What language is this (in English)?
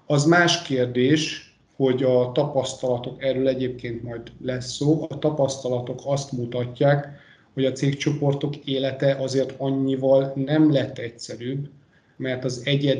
Hungarian